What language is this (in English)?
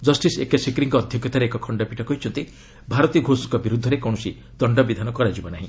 Odia